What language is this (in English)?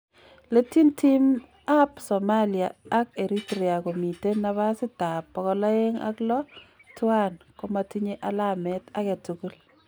Kalenjin